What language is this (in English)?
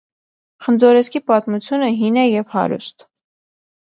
Armenian